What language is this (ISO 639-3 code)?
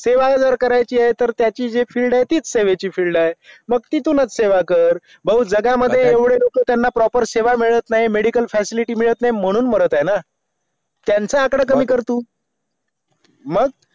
mar